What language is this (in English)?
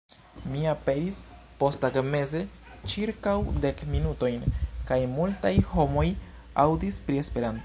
Esperanto